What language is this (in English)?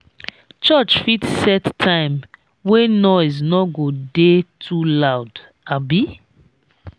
Nigerian Pidgin